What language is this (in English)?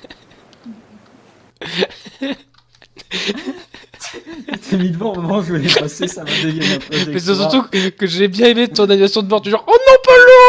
French